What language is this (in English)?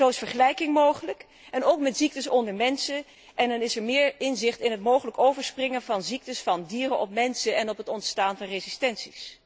Dutch